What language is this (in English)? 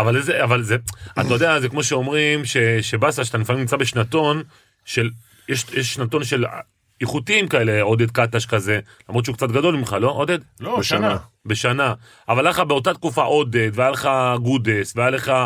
Hebrew